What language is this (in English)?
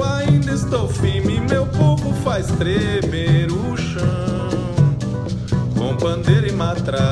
Portuguese